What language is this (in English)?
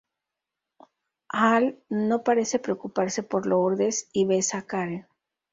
Spanish